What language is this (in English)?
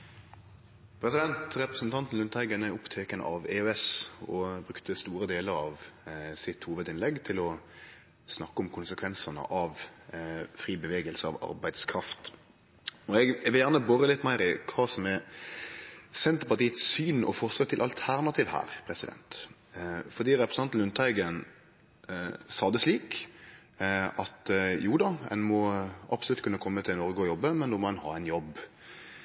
Norwegian